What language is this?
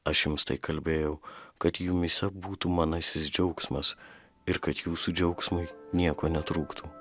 Lithuanian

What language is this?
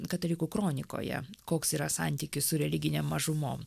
Lithuanian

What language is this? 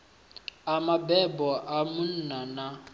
Venda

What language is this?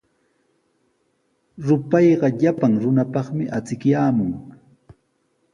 Sihuas Ancash Quechua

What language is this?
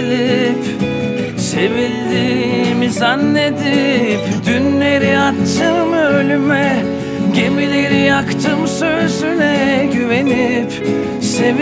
Turkish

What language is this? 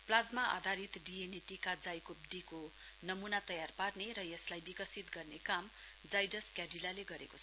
Nepali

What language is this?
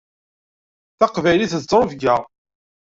Kabyle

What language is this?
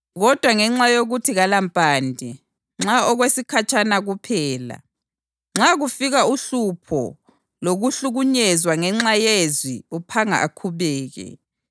North Ndebele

